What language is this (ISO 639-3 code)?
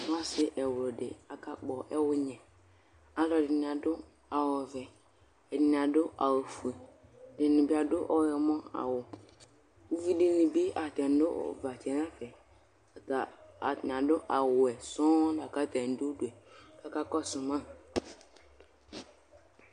kpo